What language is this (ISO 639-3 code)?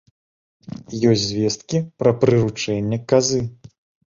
bel